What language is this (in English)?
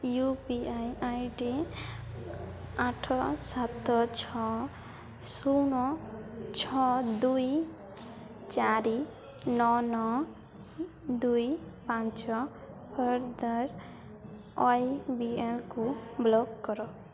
Odia